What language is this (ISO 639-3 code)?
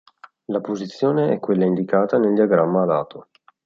ita